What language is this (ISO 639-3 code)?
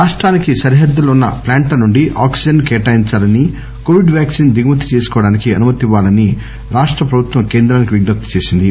tel